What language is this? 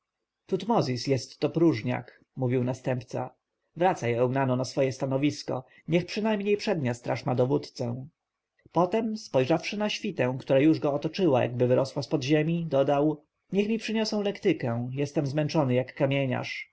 Polish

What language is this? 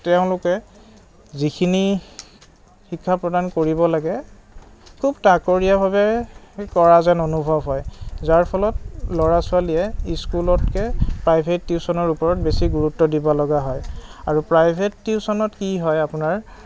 Assamese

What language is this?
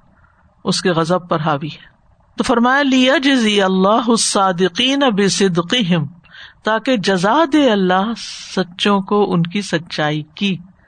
Urdu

